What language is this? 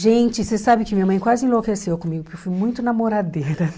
Portuguese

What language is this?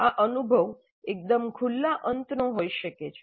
Gujarati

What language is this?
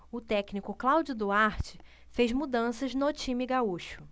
Portuguese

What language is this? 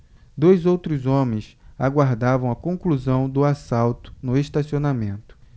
Portuguese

